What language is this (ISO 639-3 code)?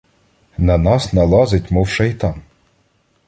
ukr